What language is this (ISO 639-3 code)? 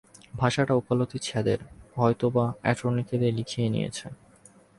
ben